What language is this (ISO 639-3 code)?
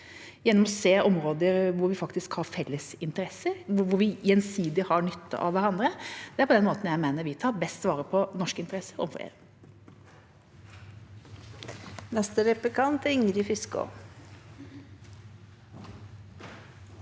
nor